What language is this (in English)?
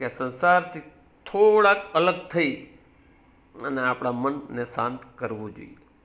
Gujarati